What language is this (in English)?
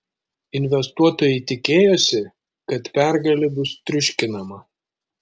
Lithuanian